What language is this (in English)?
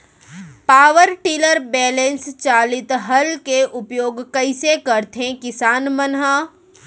Chhattisgarhi